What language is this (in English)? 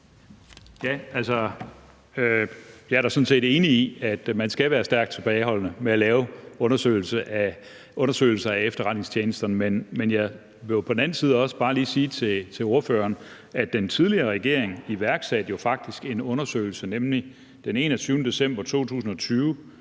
Danish